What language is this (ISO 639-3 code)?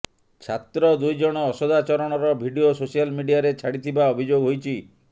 ori